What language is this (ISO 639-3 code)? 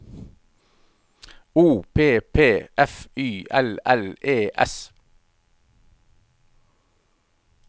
nor